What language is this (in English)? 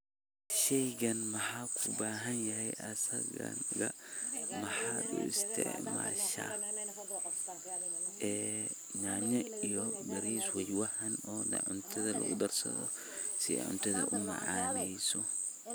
Somali